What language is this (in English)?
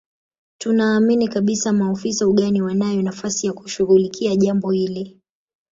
Swahili